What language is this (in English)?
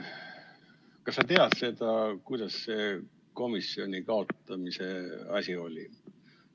Estonian